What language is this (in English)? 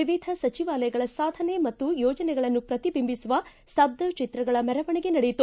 Kannada